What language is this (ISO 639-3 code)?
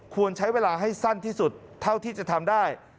tha